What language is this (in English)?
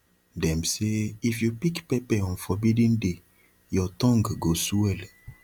Nigerian Pidgin